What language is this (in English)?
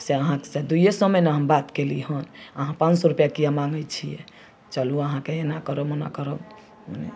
Maithili